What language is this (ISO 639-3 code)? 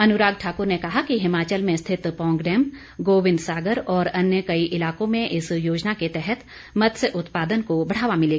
hin